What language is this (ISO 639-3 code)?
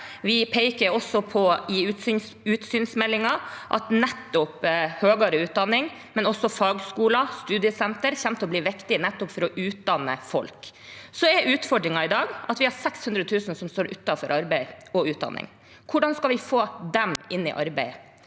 nor